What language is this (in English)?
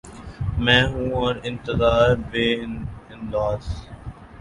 Urdu